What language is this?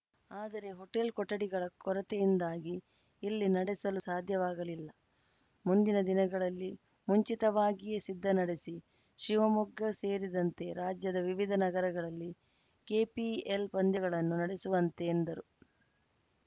Kannada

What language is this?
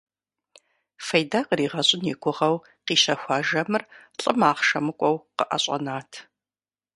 Kabardian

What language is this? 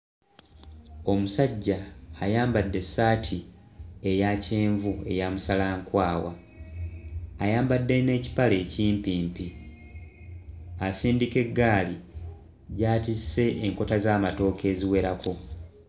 Ganda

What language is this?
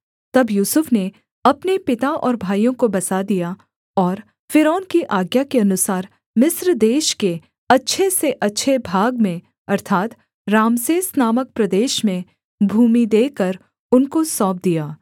Hindi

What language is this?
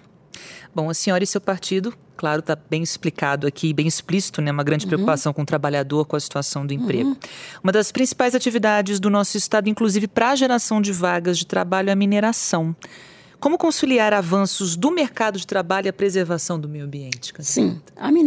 Portuguese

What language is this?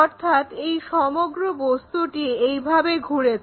Bangla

